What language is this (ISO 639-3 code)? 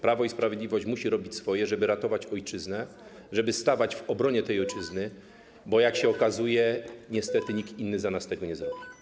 pol